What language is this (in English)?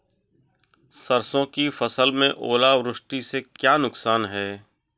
Hindi